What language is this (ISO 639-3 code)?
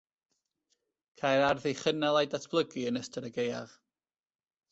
cym